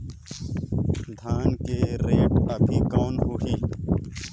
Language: Chhattisgarhi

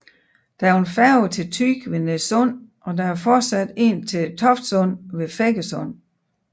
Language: Danish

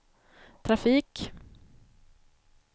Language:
Swedish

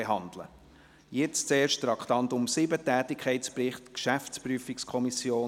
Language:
Swiss German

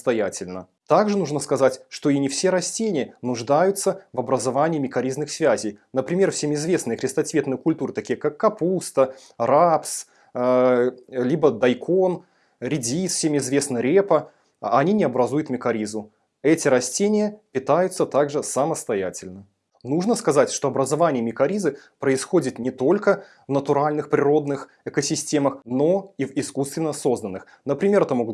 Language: Russian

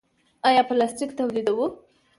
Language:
Pashto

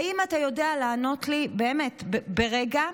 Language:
Hebrew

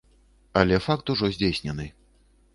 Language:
Belarusian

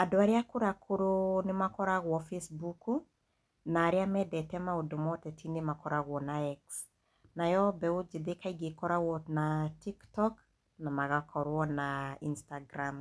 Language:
Kikuyu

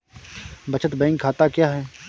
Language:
Hindi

